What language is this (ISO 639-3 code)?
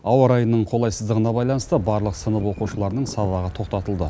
kaz